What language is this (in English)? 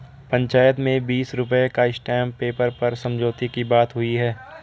Hindi